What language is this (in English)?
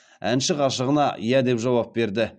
Kazakh